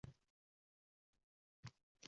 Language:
Uzbek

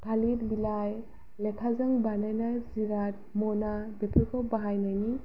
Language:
Bodo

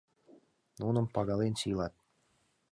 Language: Mari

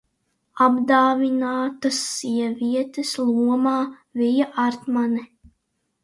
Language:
Latvian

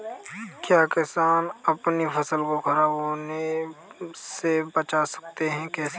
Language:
Hindi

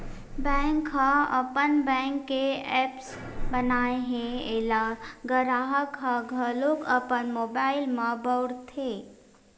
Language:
Chhattisgarhi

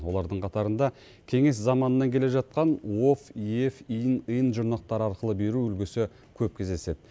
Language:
Kazakh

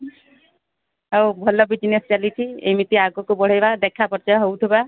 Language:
Odia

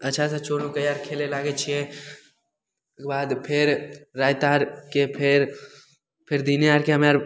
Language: Maithili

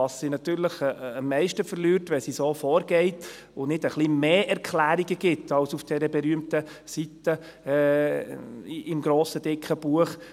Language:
Swiss German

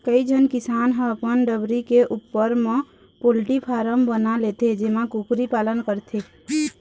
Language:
Chhattisgarhi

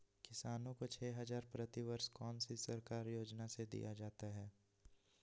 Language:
Magahi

